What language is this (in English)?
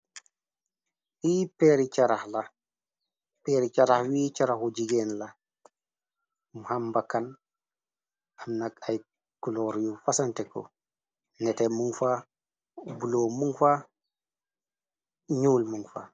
Wolof